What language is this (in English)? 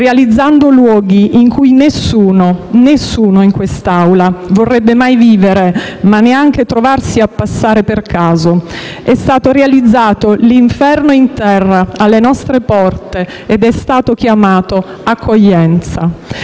Italian